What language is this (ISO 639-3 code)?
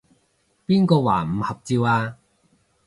yue